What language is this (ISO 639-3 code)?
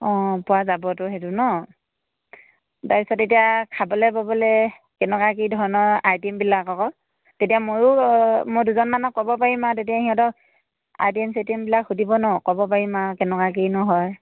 asm